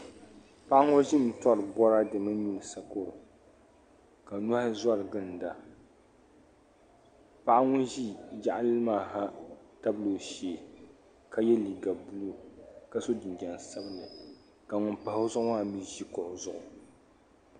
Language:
Dagbani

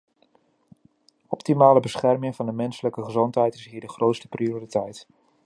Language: Dutch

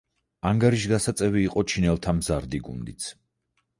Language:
Georgian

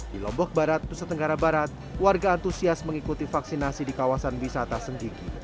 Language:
Indonesian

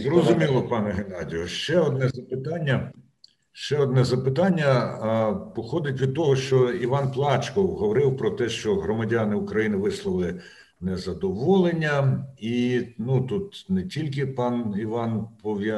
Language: Ukrainian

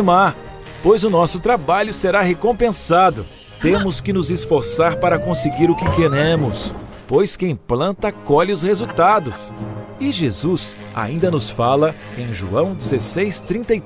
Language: Portuguese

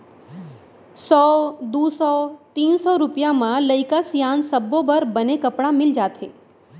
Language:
Chhattisgarhi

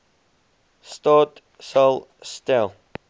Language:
Afrikaans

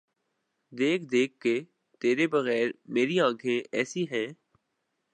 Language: Urdu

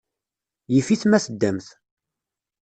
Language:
Kabyle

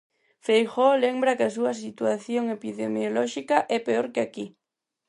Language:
Galician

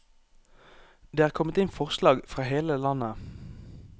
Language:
Norwegian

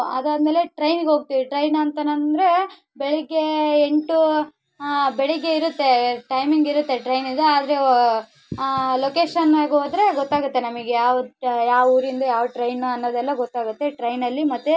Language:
Kannada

